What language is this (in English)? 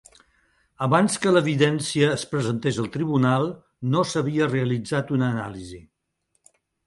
Catalan